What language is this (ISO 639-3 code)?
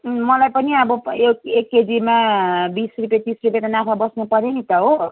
nep